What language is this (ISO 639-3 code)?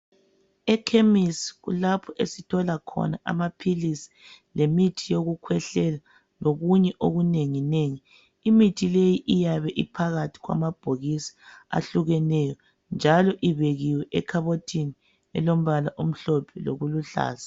nde